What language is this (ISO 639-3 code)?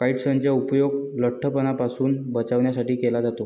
mar